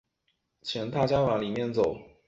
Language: Chinese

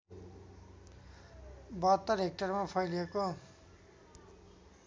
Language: Nepali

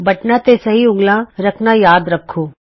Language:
Punjabi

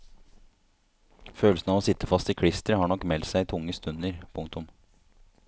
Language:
Norwegian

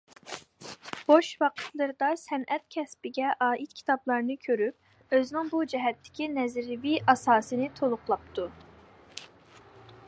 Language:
Uyghur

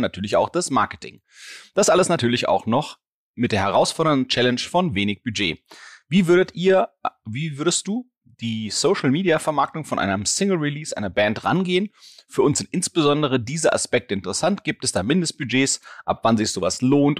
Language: German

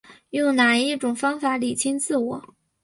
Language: Chinese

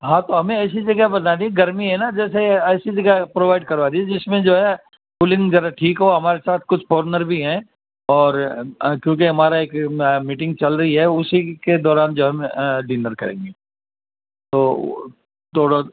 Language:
Urdu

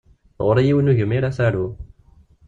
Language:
Kabyle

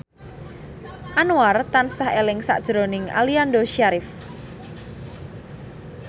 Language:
Javanese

